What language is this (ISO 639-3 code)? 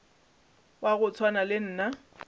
nso